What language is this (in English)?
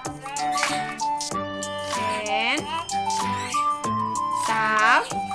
Indonesian